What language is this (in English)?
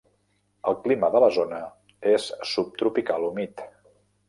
Catalan